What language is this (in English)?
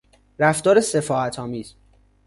Persian